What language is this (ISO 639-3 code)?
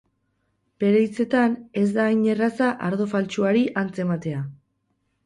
eus